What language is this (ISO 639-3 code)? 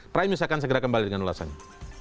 ind